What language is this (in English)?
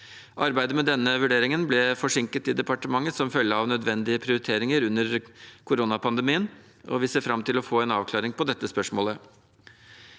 Norwegian